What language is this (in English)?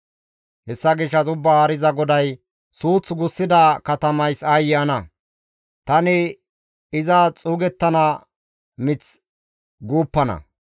Gamo